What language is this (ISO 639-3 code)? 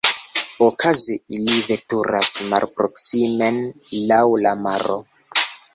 epo